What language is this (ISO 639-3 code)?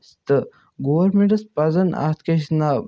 kas